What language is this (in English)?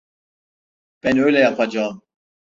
Turkish